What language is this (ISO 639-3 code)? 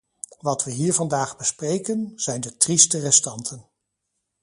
nld